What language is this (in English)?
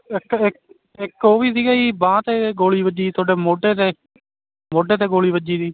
Punjabi